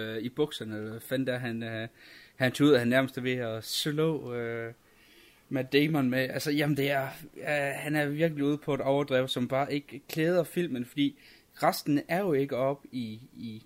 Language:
Danish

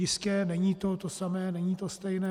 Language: Czech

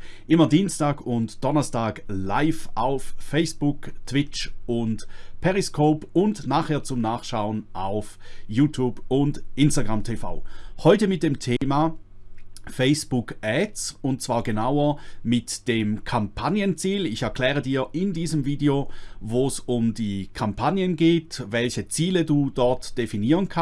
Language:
German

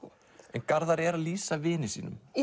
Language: Icelandic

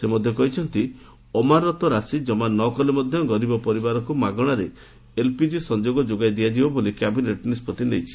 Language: Odia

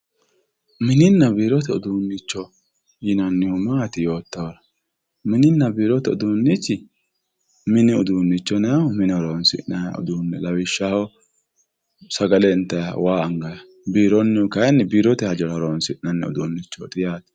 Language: Sidamo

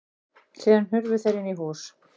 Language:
Icelandic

